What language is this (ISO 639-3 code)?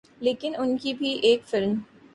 urd